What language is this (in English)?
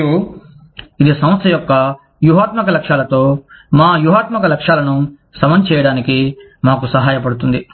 Telugu